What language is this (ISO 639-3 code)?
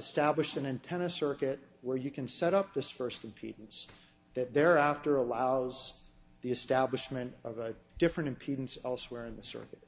eng